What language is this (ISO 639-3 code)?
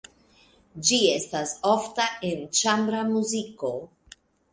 epo